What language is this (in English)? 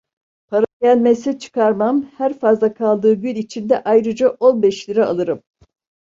Turkish